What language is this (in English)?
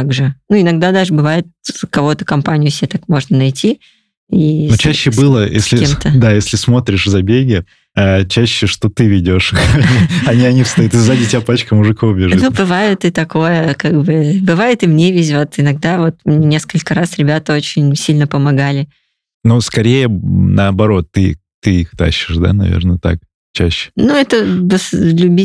Russian